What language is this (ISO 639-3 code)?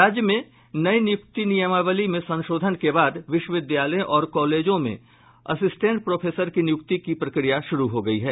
hin